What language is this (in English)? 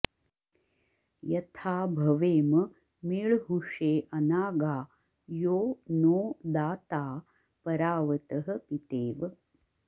Sanskrit